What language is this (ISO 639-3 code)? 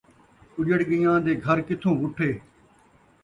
skr